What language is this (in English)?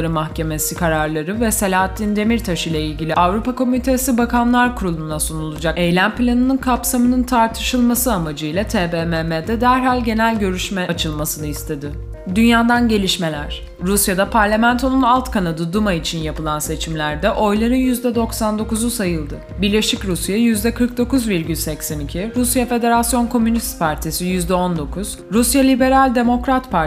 Turkish